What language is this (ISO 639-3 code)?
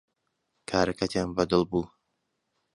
ckb